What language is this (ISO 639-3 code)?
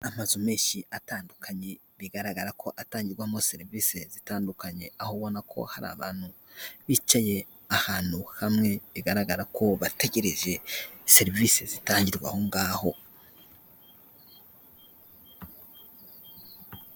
kin